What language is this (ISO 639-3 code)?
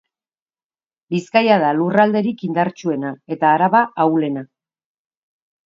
eus